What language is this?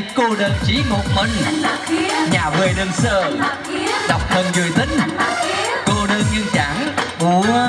Vietnamese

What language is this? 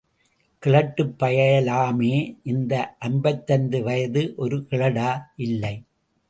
Tamil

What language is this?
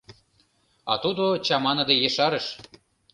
Mari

